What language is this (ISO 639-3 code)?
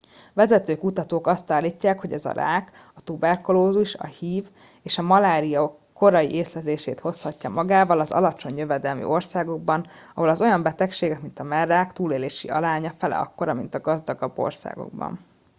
hun